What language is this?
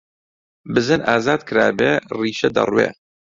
Central Kurdish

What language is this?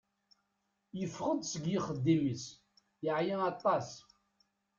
Kabyle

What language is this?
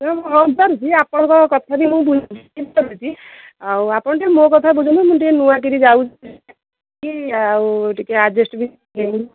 Odia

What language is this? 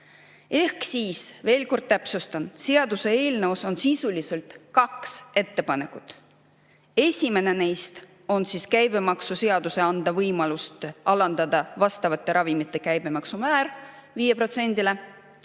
Estonian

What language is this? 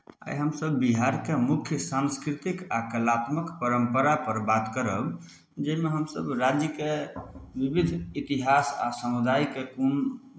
Maithili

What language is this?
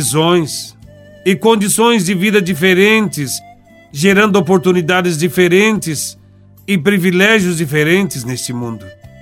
Portuguese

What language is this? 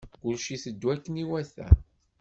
Kabyle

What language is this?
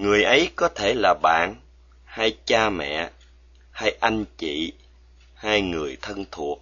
Vietnamese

